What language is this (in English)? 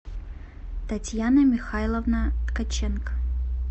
Russian